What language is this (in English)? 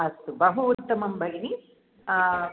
Sanskrit